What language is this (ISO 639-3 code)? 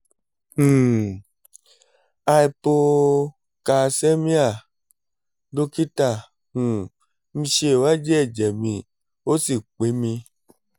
yor